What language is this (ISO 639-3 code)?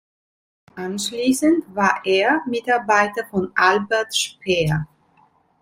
deu